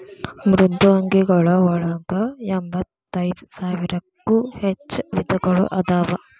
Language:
Kannada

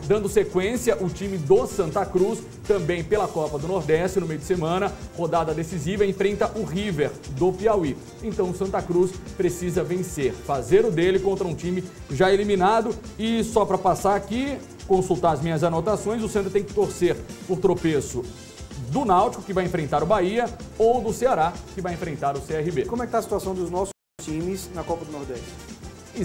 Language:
Portuguese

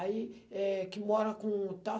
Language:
Portuguese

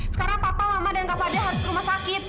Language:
Indonesian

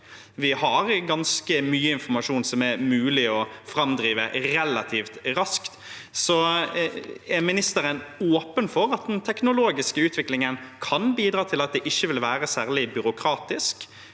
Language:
Norwegian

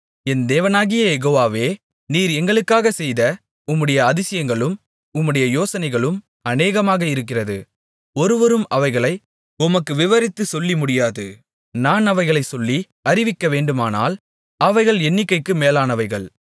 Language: Tamil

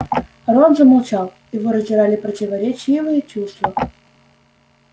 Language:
Russian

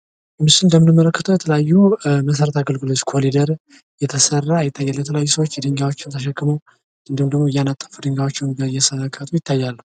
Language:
Amharic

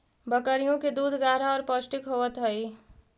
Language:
Magahi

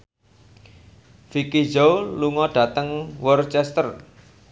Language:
Javanese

